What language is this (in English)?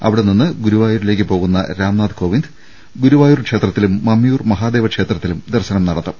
Malayalam